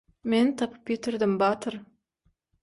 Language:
Turkmen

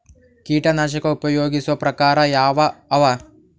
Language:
Kannada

